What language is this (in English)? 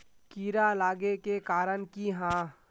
Magahi